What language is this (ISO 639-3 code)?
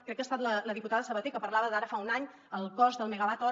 cat